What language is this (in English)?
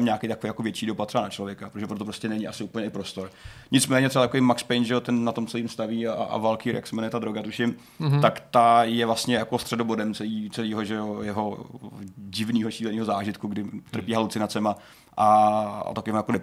Czech